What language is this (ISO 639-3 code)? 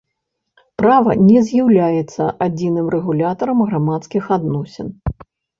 bel